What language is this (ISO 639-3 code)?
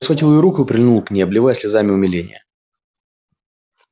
rus